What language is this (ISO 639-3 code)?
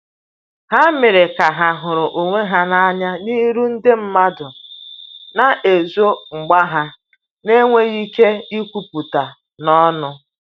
ibo